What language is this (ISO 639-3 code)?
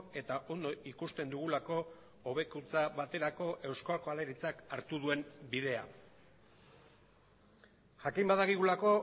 eus